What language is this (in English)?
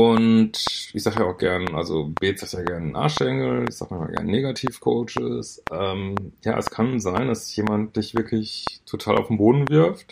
German